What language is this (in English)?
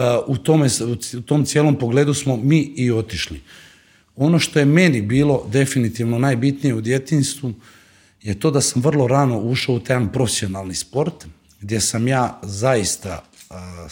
Croatian